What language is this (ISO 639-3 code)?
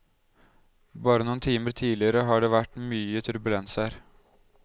nor